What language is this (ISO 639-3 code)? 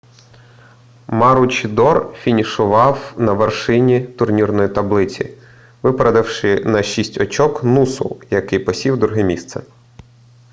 ukr